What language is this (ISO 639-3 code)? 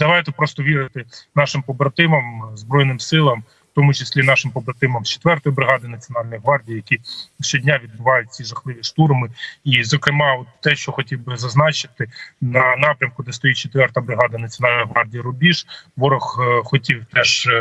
ukr